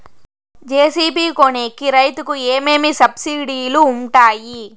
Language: Telugu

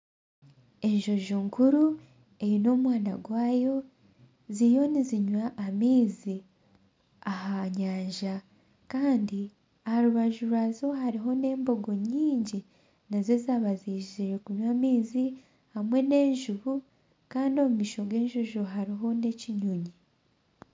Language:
Nyankole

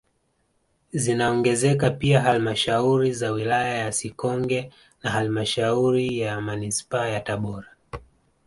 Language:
Swahili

